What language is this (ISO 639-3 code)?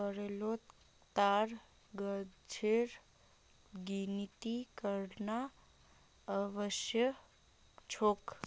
mag